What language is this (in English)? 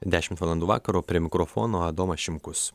Lithuanian